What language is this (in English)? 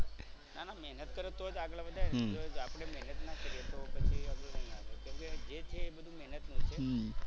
Gujarati